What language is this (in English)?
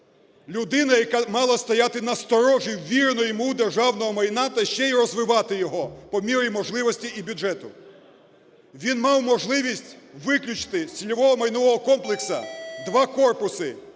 Ukrainian